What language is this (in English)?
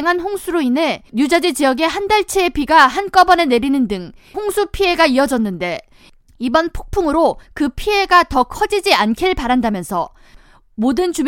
Korean